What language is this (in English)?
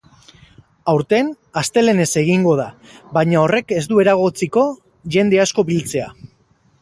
Basque